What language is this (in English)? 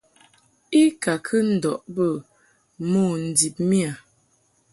Mungaka